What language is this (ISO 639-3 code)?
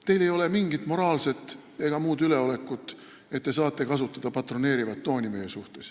est